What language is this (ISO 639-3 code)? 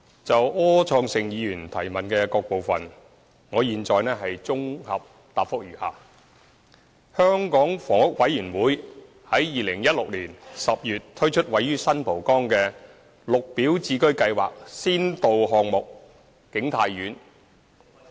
yue